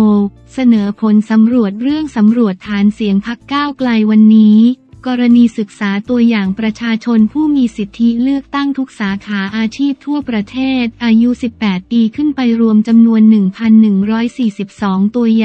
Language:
Thai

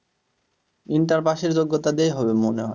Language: Bangla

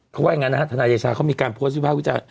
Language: Thai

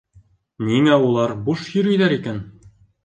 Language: Bashkir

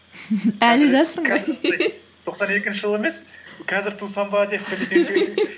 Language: Kazakh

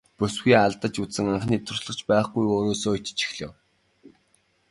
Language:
Mongolian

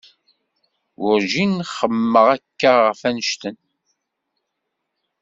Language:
Kabyle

